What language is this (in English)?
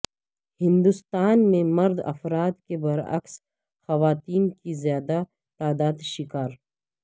Urdu